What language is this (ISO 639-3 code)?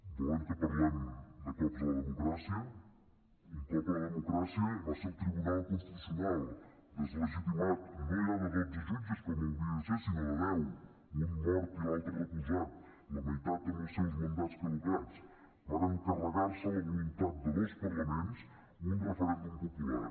cat